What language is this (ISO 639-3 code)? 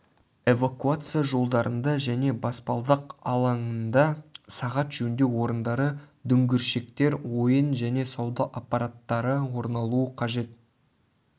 kaz